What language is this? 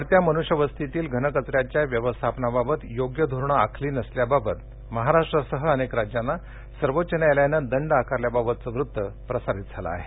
Marathi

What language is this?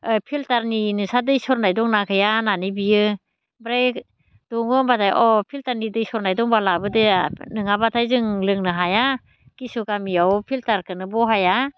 Bodo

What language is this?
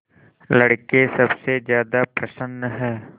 Hindi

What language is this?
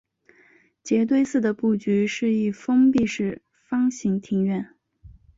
Chinese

